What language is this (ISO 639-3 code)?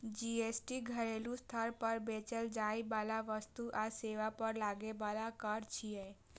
mai